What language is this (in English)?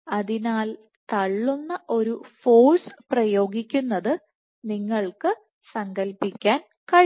Malayalam